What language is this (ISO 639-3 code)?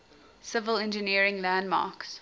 eng